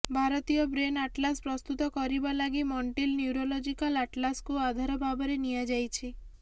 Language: Odia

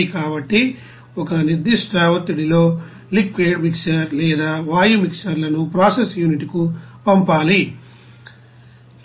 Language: Telugu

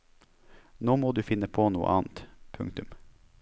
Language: Norwegian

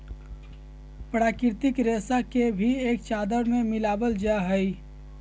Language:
Magahi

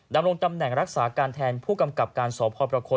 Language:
Thai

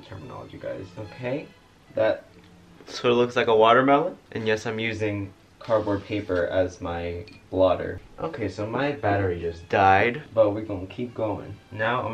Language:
English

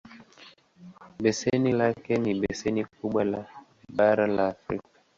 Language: Swahili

